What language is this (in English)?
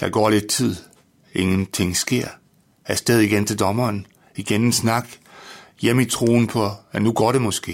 Danish